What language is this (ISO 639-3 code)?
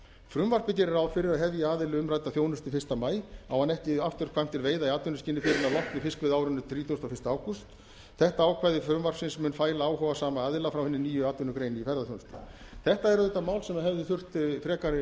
isl